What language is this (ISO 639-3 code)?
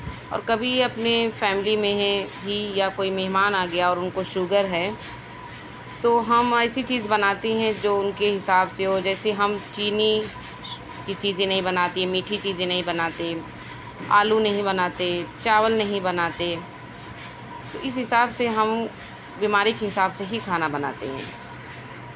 urd